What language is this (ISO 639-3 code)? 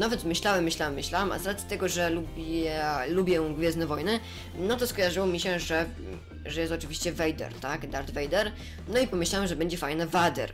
pol